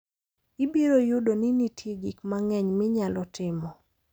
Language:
Luo (Kenya and Tanzania)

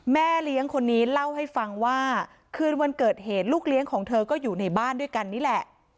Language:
Thai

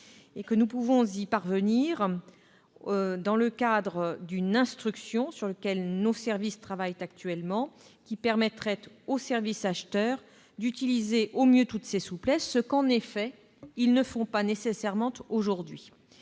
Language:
French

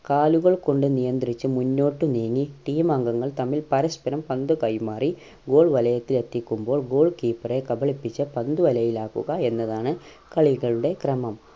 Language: Malayalam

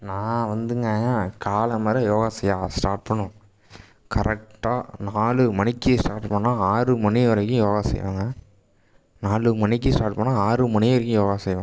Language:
Tamil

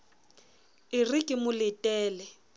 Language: Southern Sotho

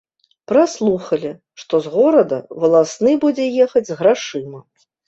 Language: Belarusian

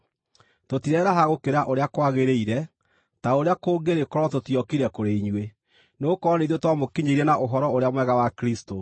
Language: Kikuyu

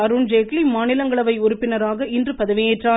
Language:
Tamil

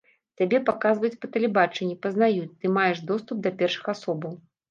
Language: Belarusian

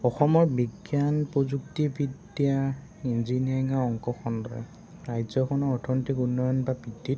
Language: Assamese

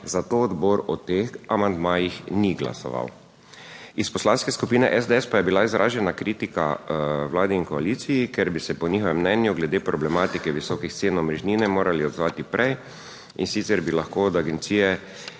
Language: Slovenian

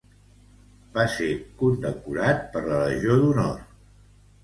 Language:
Catalan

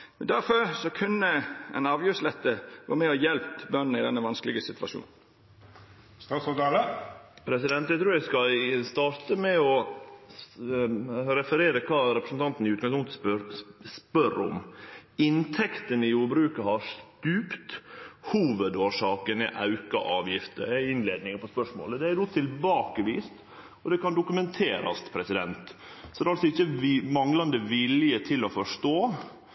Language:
Norwegian Nynorsk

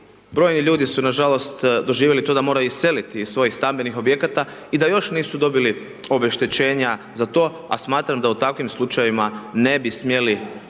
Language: Croatian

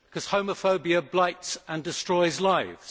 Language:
English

